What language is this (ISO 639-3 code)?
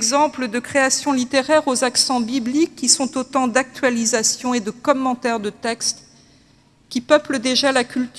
fra